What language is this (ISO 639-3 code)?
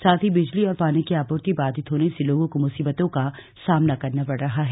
hin